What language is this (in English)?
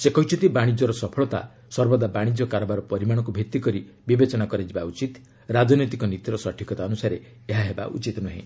Odia